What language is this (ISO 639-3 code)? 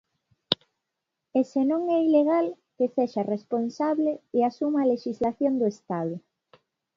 glg